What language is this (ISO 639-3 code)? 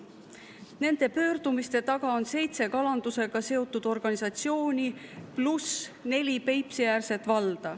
est